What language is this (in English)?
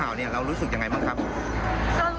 Thai